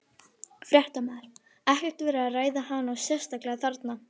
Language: Icelandic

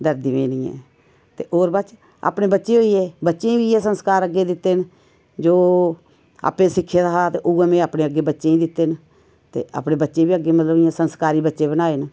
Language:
Dogri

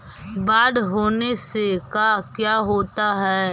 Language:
Magahi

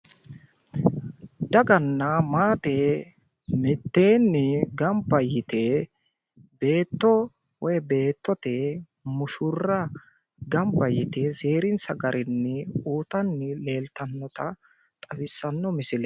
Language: Sidamo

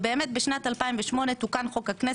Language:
Hebrew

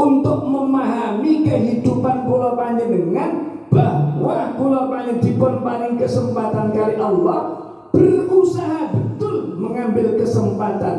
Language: Indonesian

